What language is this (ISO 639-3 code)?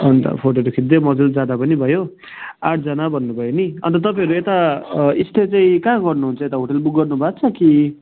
nep